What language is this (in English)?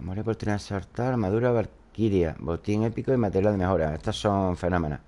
Spanish